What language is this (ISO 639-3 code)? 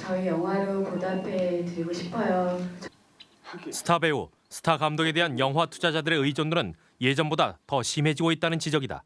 kor